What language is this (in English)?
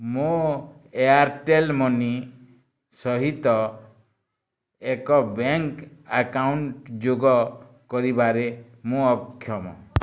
Odia